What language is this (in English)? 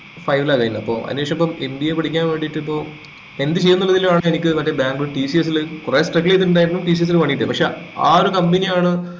Malayalam